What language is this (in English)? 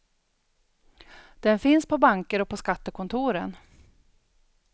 Swedish